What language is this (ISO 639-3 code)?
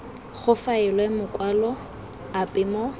tsn